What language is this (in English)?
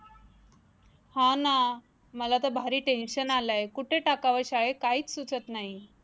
Marathi